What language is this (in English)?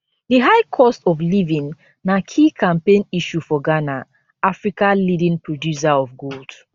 Nigerian Pidgin